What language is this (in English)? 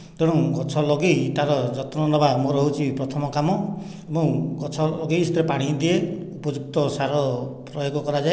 Odia